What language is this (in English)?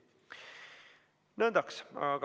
Estonian